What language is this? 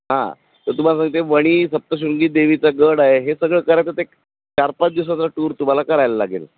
Marathi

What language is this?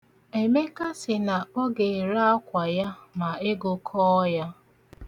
Igbo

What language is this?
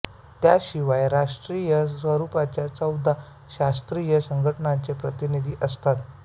Marathi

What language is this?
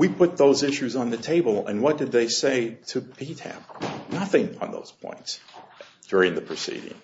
English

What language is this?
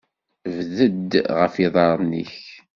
Kabyle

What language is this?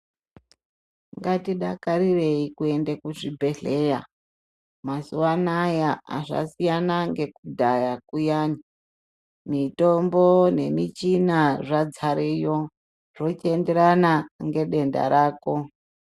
Ndau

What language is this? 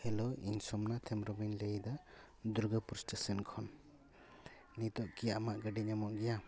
Santali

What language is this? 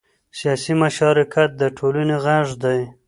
Pashto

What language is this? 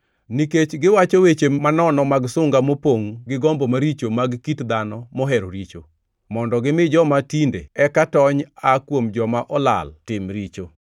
Luo (Kenya and Tanzania)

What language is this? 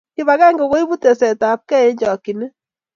Kalenjin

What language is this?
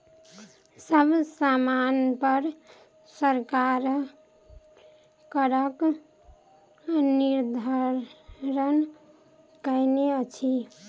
Maithili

